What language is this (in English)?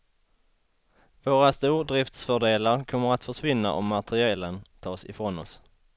Swedish